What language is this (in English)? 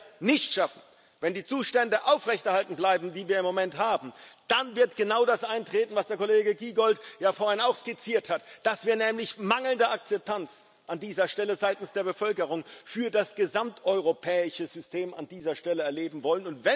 German